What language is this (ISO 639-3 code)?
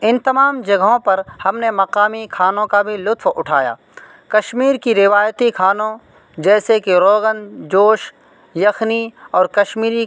urd